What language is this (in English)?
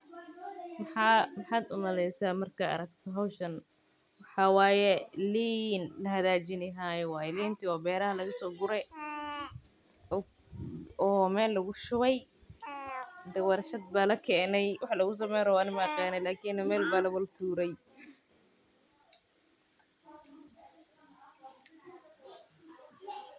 Somali